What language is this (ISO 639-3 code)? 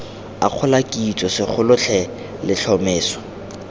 tsn